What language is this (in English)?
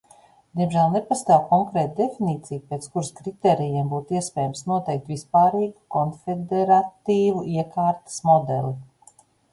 Latvian